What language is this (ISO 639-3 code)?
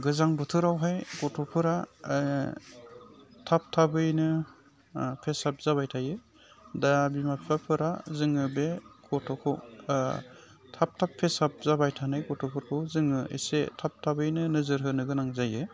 brx